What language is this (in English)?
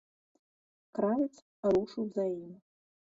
Belarusian